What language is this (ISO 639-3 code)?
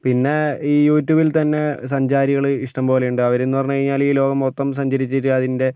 mal